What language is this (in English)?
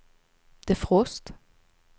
Swedish